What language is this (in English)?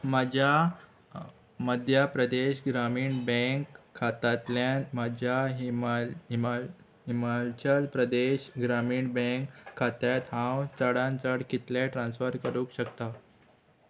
Konkani